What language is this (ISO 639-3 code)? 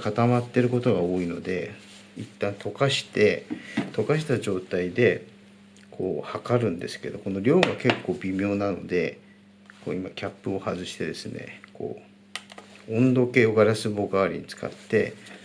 jpn